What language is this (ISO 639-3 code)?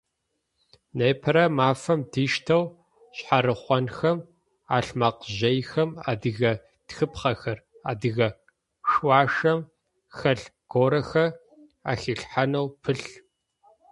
ady